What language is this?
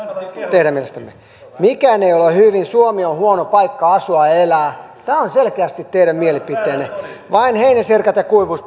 Finnish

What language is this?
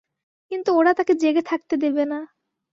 Bangla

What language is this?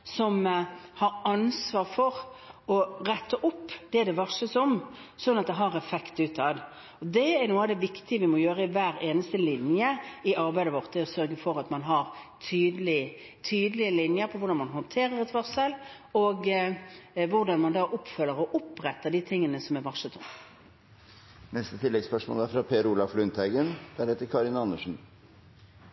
Norwegian Bokmål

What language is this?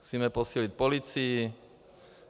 Czech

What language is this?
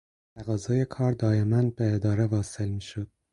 Persian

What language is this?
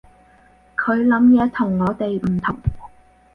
Cantonese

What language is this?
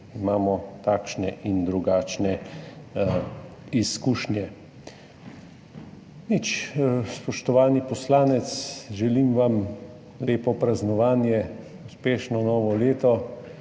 Slovenian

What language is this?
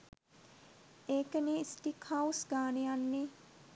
Sinhala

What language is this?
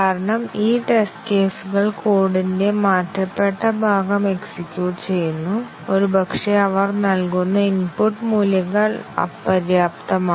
Malayalam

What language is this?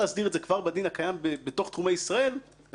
Hebrew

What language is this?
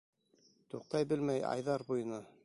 Bashkir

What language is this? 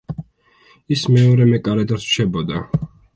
Georgian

